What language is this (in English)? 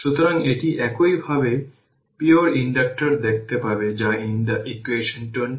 Bangla